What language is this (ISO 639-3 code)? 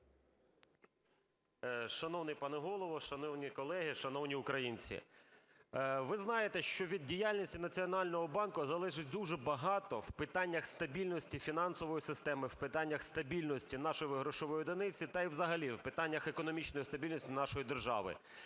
ukr